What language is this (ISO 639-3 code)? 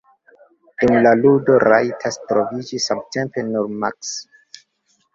epo